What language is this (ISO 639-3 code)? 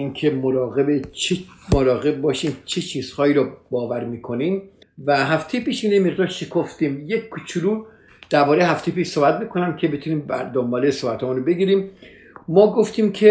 fas